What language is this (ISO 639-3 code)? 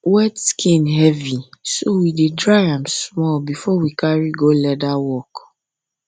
pcm